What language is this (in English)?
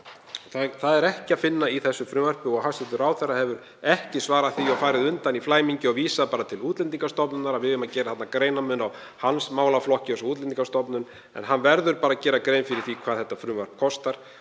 Icelandic